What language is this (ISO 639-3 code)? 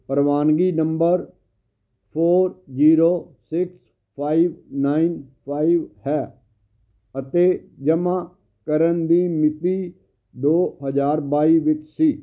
pan